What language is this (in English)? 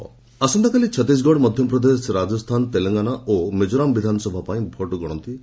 Odia